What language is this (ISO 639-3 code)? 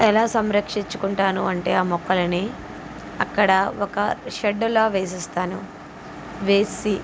tel